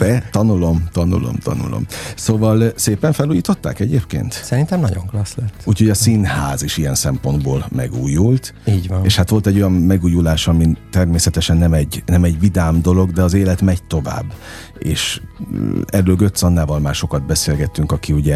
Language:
Hungarian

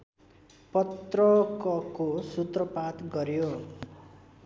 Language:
Nepali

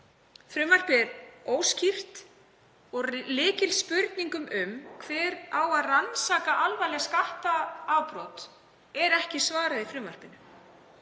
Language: Icelandic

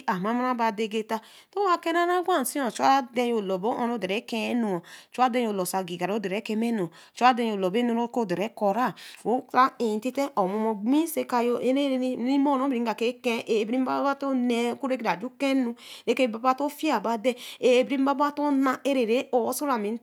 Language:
Eleme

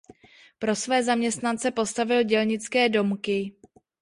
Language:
Czech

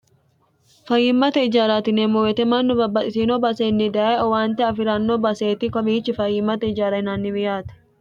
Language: Sidamo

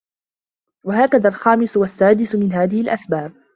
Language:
Arabic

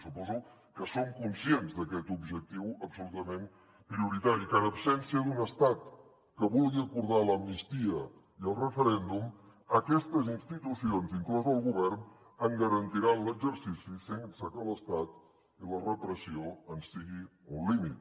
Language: Catalan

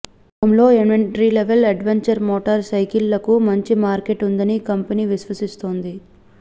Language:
Telugu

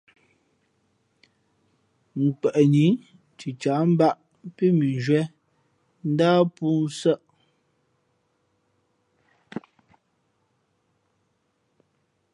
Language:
Fe'fe'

